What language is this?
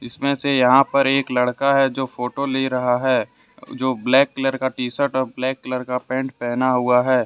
Hindi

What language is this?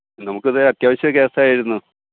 Malayalam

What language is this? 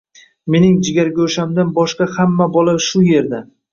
Uzbek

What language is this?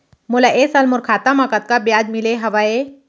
Chhattisgarhi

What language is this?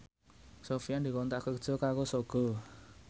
Javanese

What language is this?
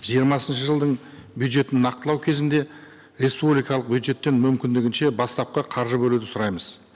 Kazakh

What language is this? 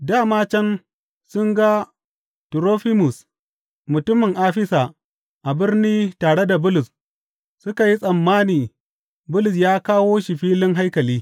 Hausa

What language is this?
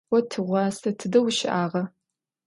Adyghe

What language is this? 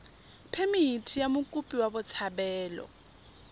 Tswana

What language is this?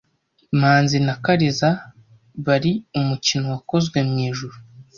Kinyarwanda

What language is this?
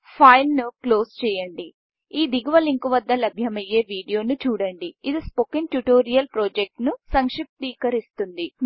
Telugu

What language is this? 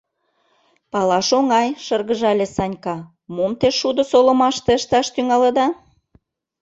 Mari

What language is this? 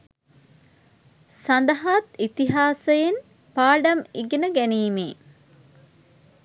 Sinhala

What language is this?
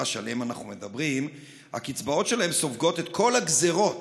Hebrew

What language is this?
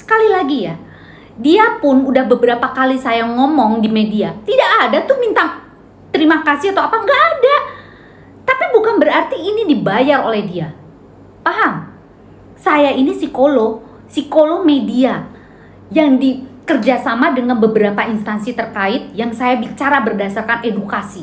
Indonesian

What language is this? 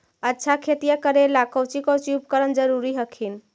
Magahi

